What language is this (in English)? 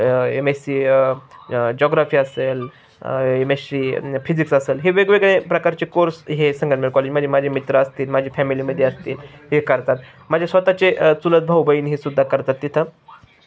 Marathi